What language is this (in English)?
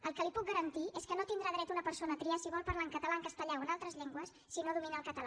Catalan